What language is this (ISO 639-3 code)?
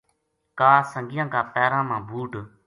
gju